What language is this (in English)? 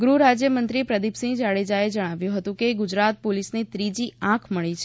Gujarati